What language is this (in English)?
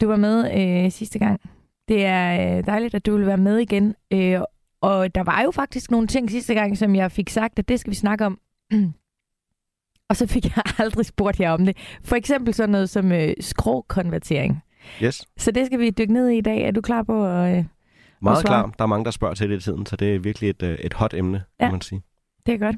Danish